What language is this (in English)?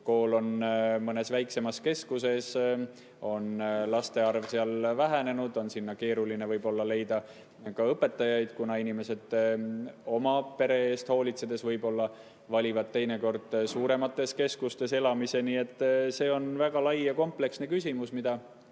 Estonian